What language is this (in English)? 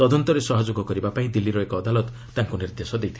Odia